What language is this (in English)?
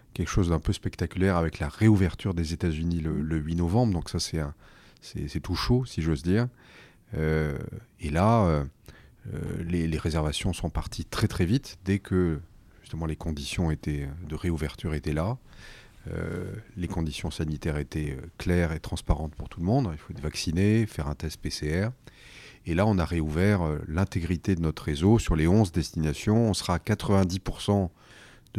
French